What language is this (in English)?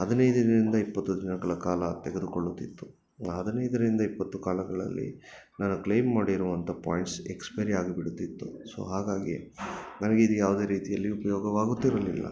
Kannada